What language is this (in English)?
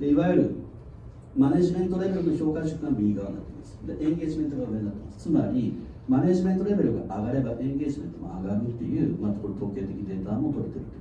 Japanese